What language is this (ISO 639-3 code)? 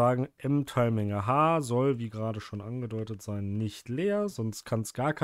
deu